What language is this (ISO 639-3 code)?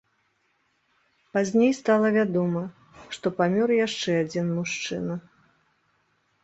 bel